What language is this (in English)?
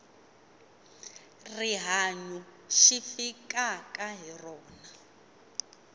Tsonga